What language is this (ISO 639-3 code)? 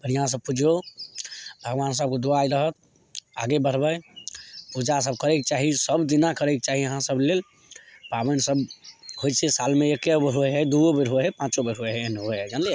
mai